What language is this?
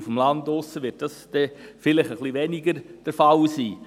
Swiss German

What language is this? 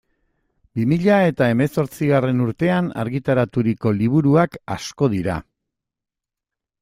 Basque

